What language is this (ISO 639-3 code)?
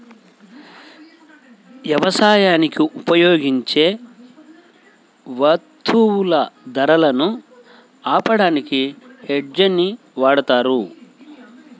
tel